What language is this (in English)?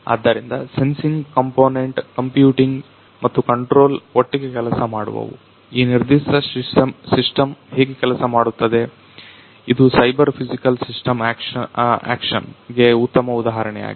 Kannada